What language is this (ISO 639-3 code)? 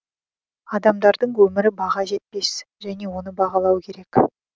kaz